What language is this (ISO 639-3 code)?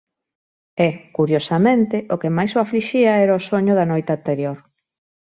glg